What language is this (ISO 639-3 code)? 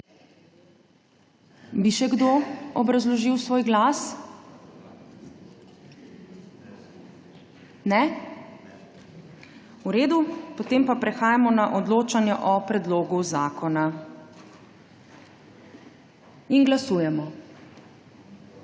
slv